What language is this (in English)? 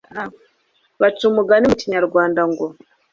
Kinyarwanda